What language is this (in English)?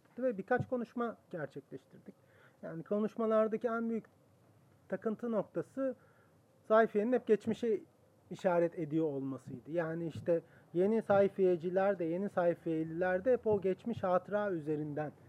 Turkish